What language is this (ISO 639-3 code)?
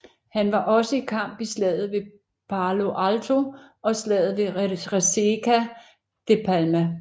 dan